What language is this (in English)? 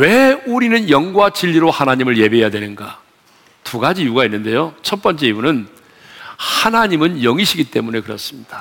Korean